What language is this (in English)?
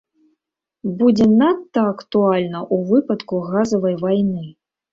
Belarusian